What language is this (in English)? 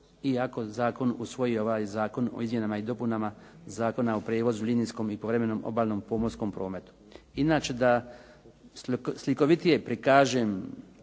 Croatian